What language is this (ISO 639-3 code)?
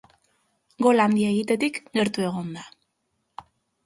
eus